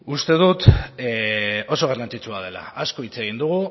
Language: Basque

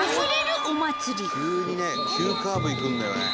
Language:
Japanese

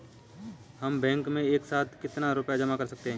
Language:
Hindi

